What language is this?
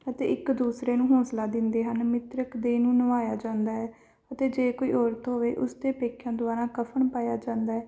Punjabi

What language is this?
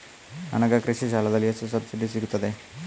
Kannada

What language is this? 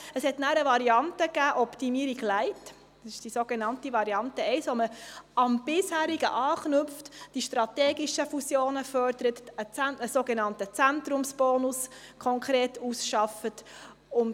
Swiss German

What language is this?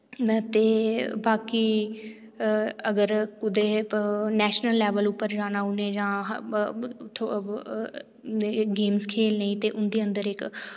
Dogri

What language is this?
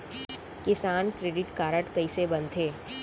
Chhattisgarhi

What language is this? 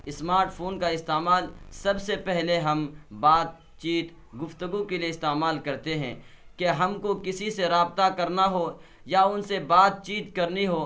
Urdu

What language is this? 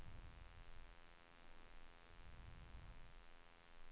Swedish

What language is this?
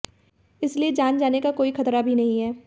Hindi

